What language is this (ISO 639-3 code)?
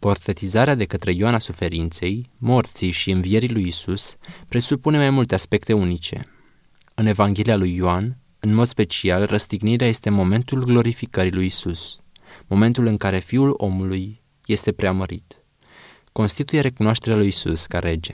ron